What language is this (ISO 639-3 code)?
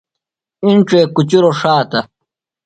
phl